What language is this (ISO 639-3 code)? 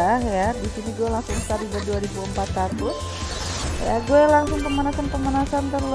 ind